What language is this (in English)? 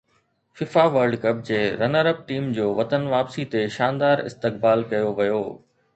Sindhi